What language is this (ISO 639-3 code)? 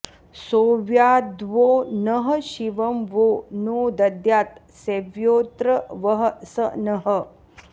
san